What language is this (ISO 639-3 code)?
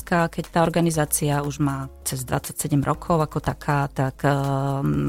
slk